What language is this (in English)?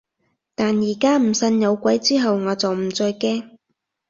Cantonese